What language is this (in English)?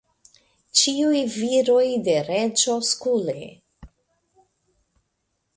Esperanto